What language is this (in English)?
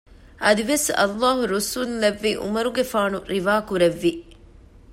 Divehi